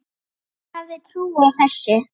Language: Icelandic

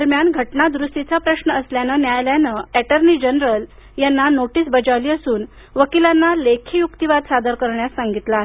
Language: Marathi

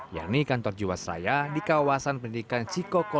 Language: Indonesian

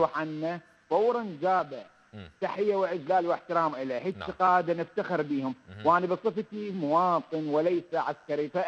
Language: Arabic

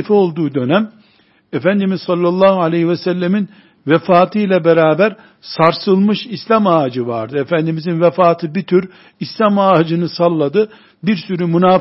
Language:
Turkish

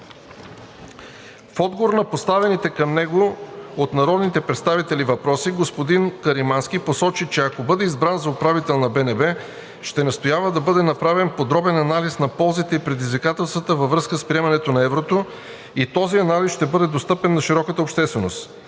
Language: Bulgarian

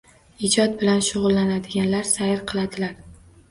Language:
Uzbek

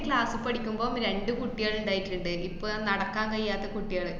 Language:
Malayalam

